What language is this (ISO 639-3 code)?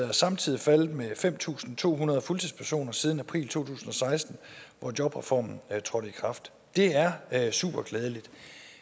dan